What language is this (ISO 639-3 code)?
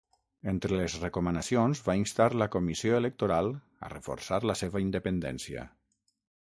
cat